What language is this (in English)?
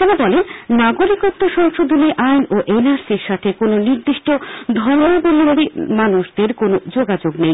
Bangla